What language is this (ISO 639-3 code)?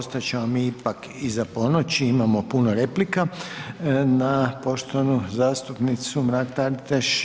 hrv